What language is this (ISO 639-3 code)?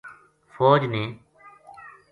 gju